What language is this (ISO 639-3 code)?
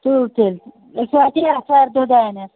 kas